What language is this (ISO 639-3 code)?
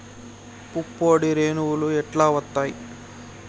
tel